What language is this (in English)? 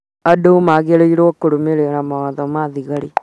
Kikuyu